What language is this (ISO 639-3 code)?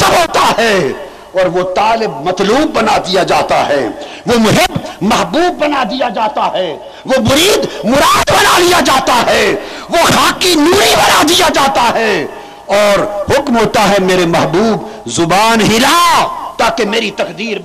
urd